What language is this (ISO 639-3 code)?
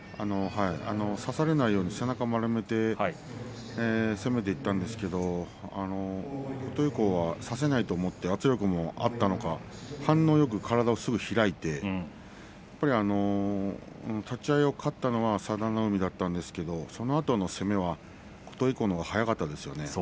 jpn